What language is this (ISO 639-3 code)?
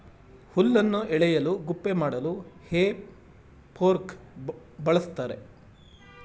kan